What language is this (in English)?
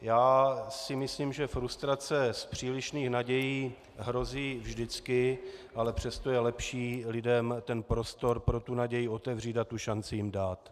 Czech